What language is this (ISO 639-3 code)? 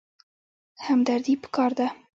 pus